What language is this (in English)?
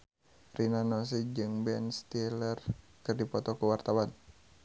Sundanese